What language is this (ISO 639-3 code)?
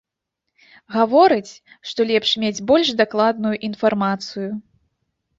bel